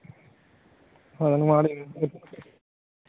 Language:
Santali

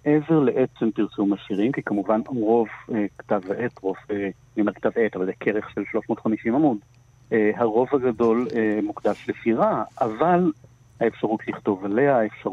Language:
Hebrew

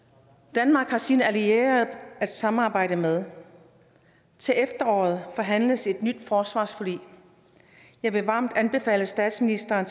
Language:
Danish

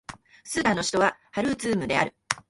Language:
Japanese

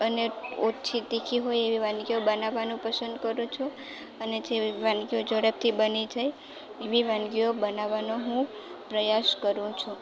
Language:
Gujarati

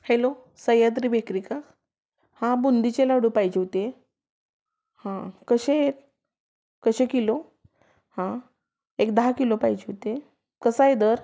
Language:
Marathi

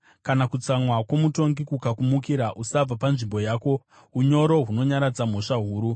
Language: Shona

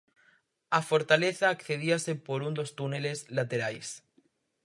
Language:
Galician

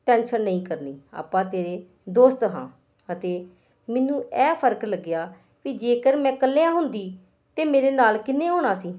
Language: Punjabi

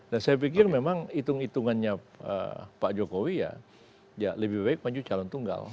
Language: Indonesian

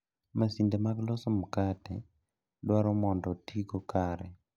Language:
Luo (Kenya and Tanzania)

